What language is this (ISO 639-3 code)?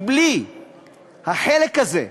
heb